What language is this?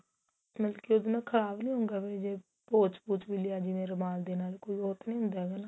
Punjabi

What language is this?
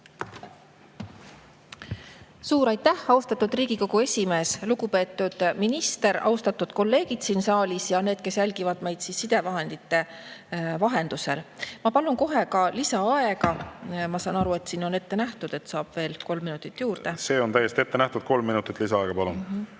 Estonian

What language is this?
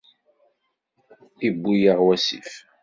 Kabyle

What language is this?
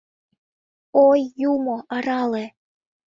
Mari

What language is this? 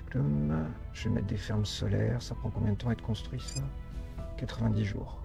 French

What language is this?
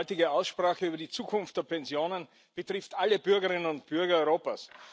German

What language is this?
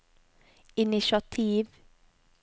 Norwegian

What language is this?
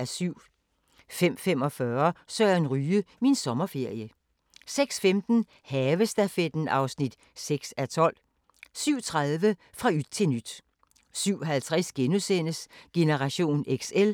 Danish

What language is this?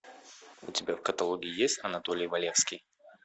Russian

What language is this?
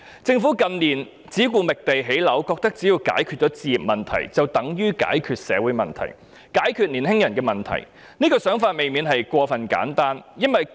Cantonese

